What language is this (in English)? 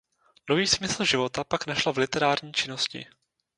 Czech